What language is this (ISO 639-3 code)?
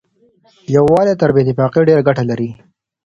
pus